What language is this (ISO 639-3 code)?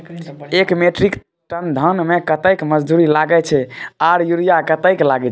mai